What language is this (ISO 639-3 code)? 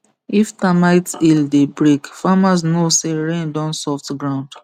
pcm